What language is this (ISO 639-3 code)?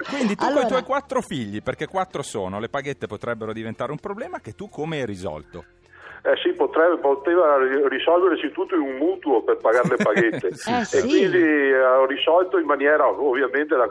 ita